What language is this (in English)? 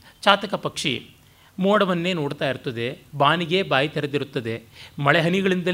Kannada